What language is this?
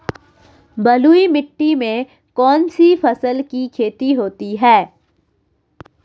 Hindi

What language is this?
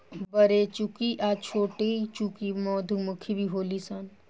Bhojpuri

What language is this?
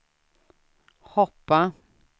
Swedish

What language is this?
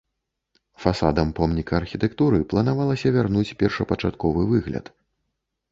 Belarusian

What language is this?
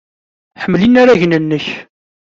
Kabyle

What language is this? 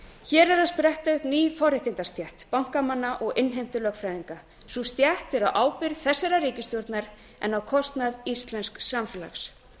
Icelandic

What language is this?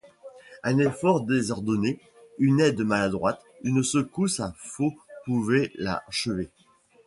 French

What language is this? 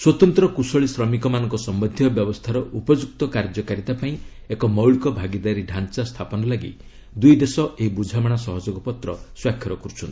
Odia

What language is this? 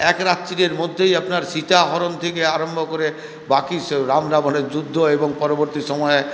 Bangla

